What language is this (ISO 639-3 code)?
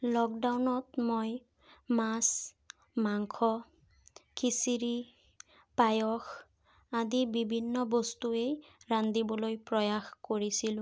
asm